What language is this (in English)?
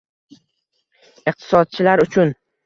Uzbek